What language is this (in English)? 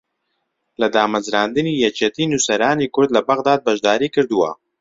Central Kurdish